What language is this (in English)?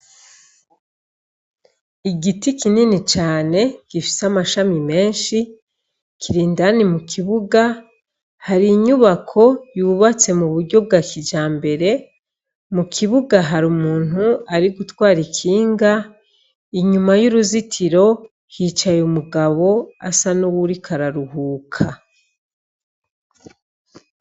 Rundi